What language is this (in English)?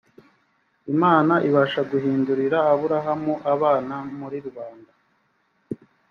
Kinyarwanda